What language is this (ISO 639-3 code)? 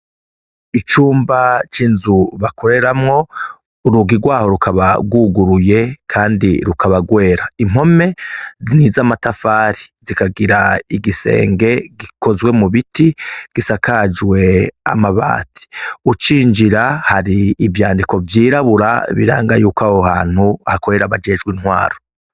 run